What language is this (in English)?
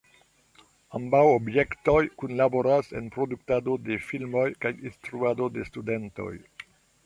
Esperanto